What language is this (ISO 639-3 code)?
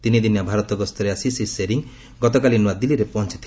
ori